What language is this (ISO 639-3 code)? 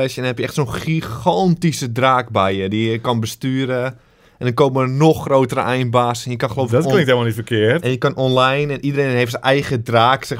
nld